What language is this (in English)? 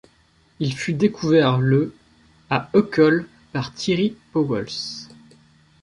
French